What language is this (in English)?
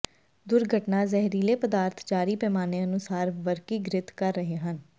Punjabi